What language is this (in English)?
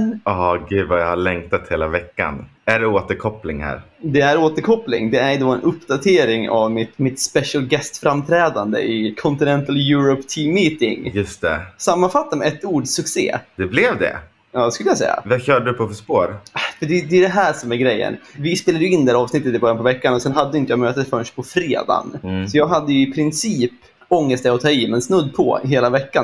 Swedish